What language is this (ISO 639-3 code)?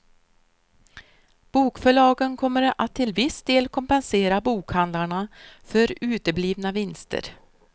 swe